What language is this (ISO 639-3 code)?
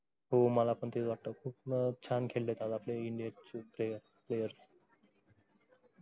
mar